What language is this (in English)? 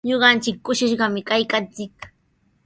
Sihuas Ancash Quechua